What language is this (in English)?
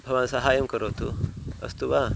Sanskrit